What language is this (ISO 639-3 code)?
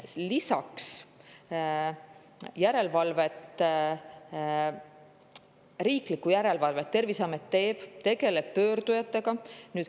est